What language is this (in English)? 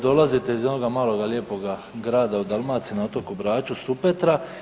Croatian